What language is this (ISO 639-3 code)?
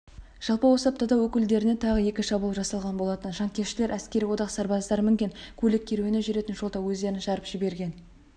kaz